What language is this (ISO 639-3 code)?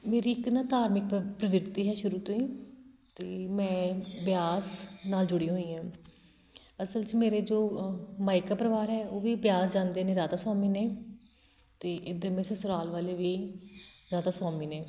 pan